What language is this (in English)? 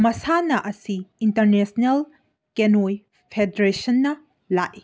Manipuri